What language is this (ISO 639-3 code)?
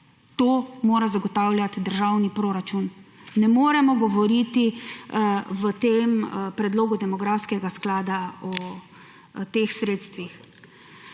slv